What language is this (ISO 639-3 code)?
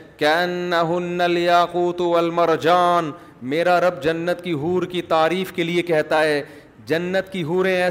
urd